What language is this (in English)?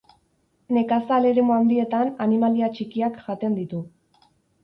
Basque